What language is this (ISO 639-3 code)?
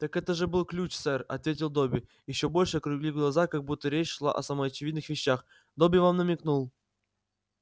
rus